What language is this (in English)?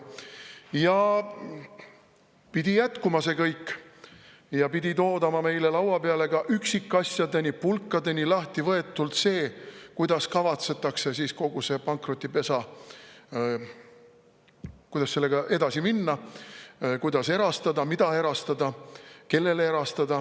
Estonian